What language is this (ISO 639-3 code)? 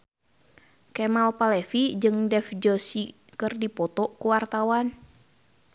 sun